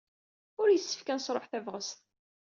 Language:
Kabyle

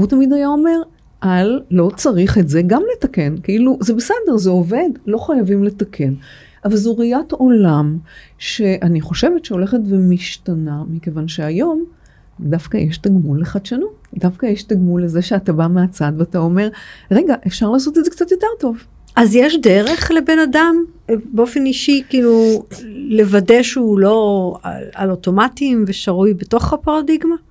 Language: Hebrew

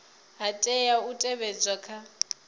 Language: Venda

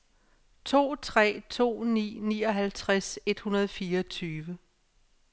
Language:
Danish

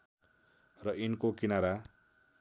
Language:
Nepali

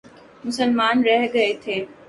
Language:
Urdu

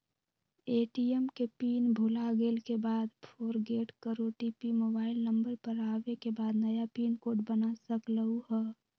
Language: Magahi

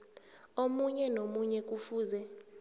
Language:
South Ndebele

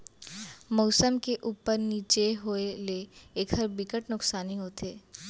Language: Chhattisgarhi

